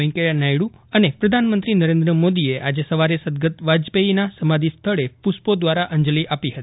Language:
Gujarati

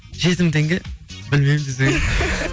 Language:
Kazakh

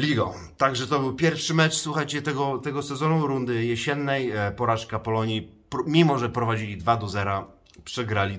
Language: Polish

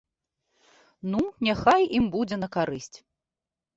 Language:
Belarusian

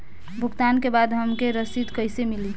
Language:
Bhojpuri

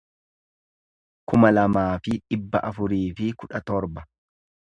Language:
Oromo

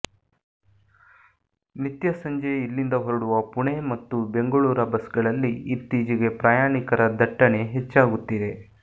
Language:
Kannada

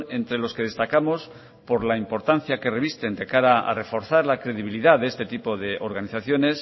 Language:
Spanish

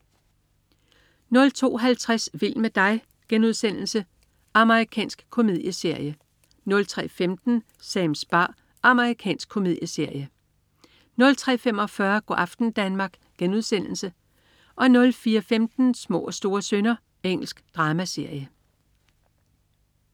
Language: Danish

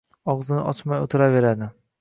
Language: Uzbek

